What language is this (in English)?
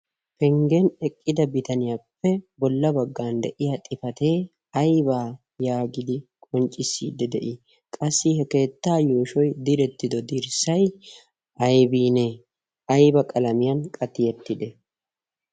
Wolaytta